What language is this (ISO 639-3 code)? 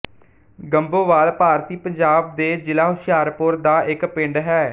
pan